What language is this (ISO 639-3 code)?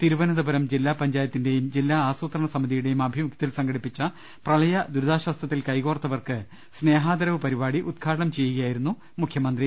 mal